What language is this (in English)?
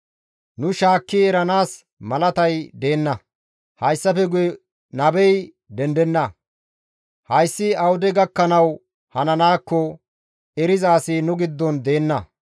Gamo